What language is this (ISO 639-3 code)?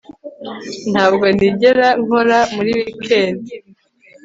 kin